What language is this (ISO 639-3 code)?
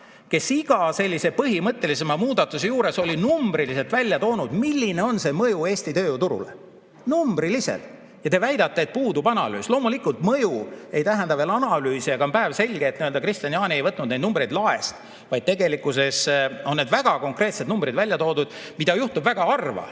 est